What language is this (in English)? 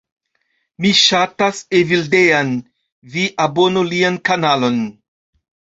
Esperanto